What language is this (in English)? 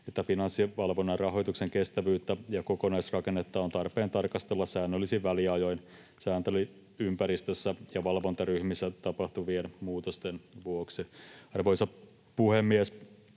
Finnish